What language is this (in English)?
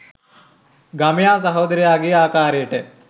Sinhala